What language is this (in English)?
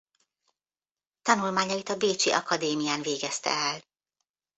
Hungarian